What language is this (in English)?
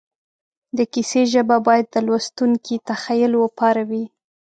Pashto